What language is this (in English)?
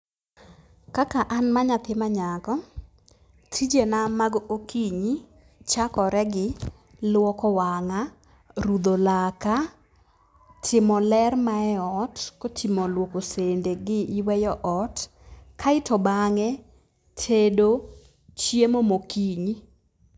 Luo (Kenya and Tanzania)